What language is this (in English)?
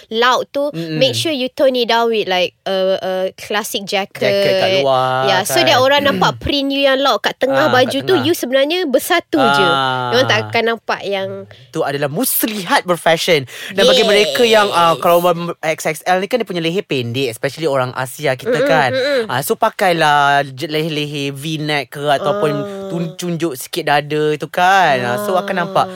Malay